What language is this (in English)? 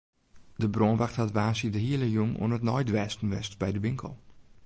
Western Frisian